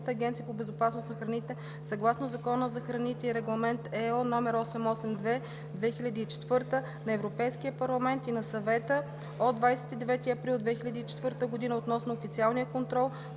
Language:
Bulgarian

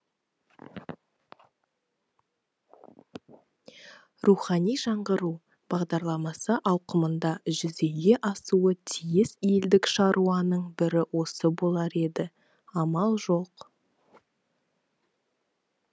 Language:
Kazakh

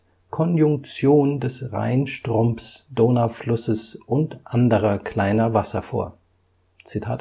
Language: German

